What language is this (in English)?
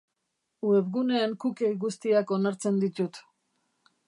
Basque